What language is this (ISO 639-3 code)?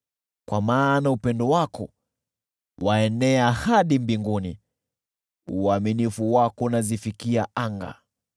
swa